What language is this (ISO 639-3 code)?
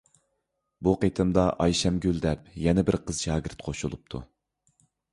uig